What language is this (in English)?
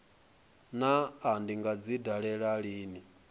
Venda